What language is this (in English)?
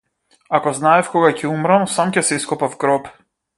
Macedonian